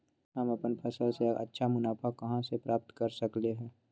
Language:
Magahi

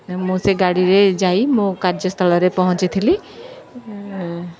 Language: Odia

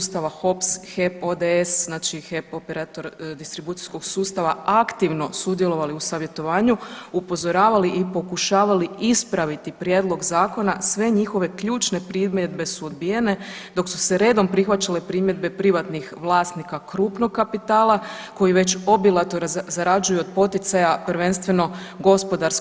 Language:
Croatian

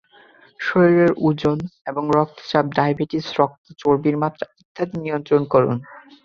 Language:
Bangla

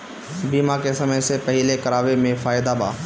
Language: Bhojpuri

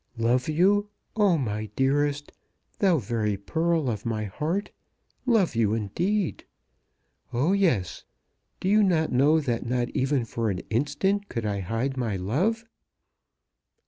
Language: English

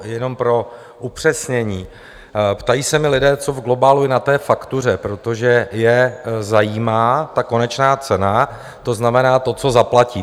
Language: Czech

